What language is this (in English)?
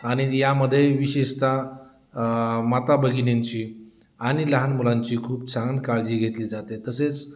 Marathi